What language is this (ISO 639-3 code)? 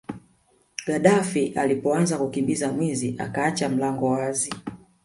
swa